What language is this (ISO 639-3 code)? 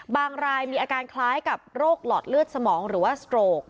tha